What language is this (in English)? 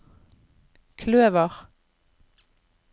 Norwegian